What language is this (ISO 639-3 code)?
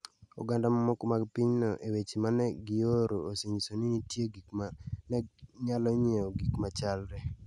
luo